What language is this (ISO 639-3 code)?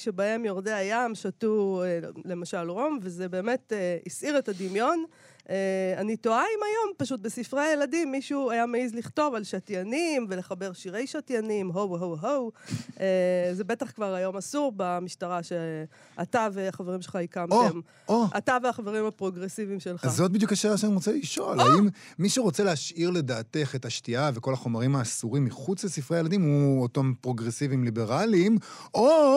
heb